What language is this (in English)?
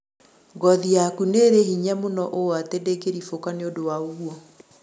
Kikuyu